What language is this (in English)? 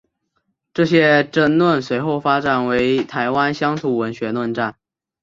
Chinese